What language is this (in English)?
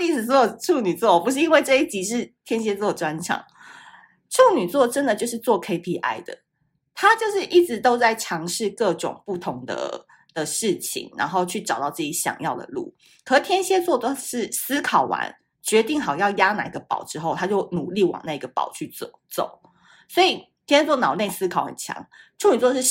Chinese